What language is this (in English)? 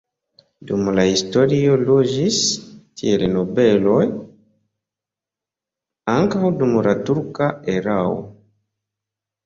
Esperanto